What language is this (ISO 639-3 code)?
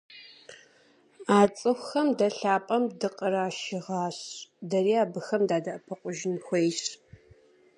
kbd